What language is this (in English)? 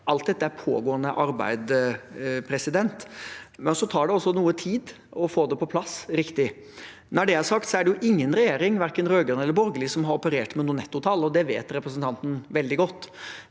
Norwegian